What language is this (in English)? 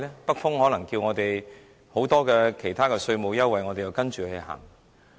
Cantonese